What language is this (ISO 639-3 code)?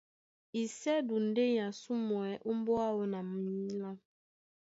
dua